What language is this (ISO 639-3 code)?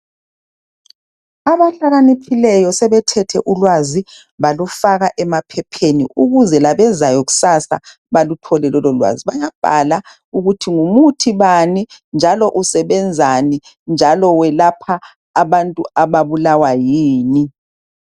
nde